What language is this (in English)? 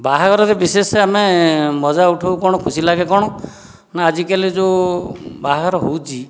Odia